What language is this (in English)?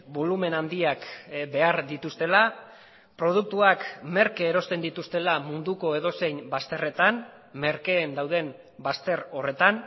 Basque